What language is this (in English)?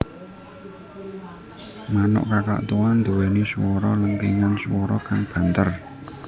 Javanese